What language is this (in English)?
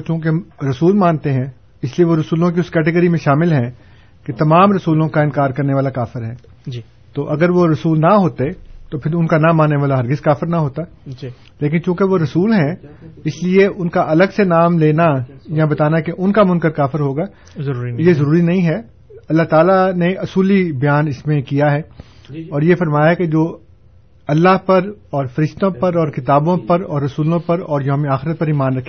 Urdu